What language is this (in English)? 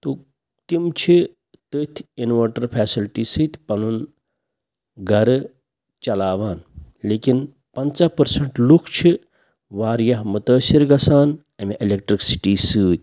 Kashmiri